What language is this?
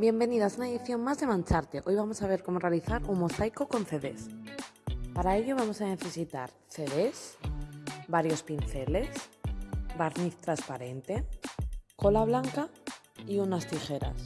Spanish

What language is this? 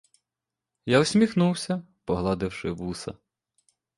Ukrainian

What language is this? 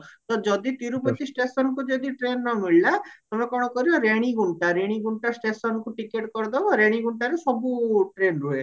Odia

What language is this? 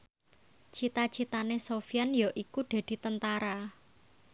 Javanese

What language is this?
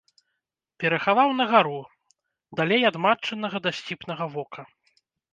Belarusian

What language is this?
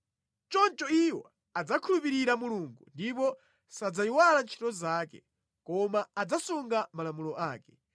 Nyanja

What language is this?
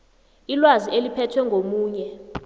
South Ndebele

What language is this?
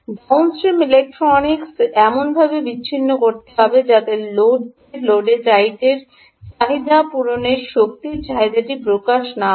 Bangla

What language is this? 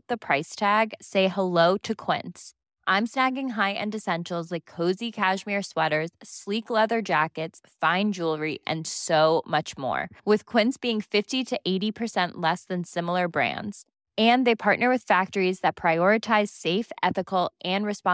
Filipino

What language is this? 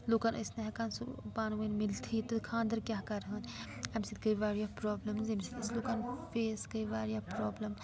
Kashmiri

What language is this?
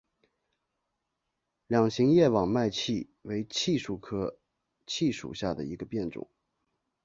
Chinese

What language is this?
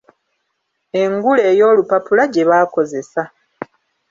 Ganda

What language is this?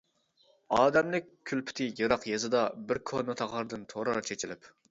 Uyghur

